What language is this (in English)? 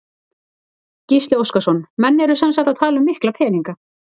Icelandic